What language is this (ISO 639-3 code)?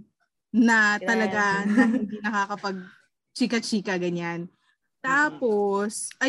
fil